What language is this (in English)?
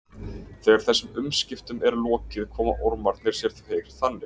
Icelandic